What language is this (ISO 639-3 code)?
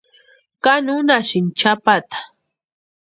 pua